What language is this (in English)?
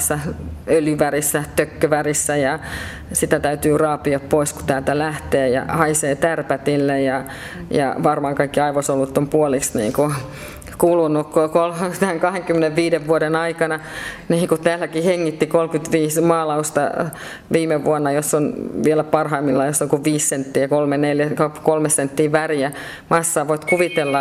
Finnish